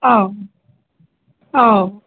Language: Bodo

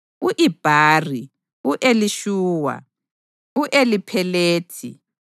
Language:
North Ndebele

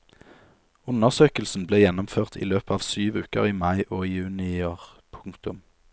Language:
Norwegian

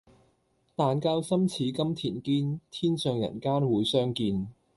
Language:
Cantonese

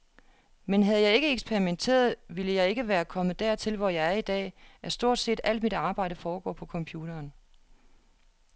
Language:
Danish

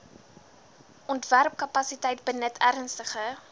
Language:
Afrikaans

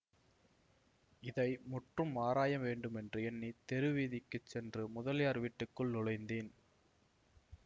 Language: Tamil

